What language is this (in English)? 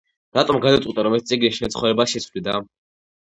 Georgian